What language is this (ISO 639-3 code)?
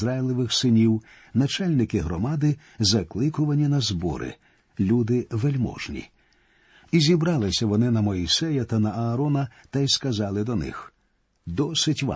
ukr